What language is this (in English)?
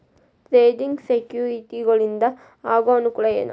Kannada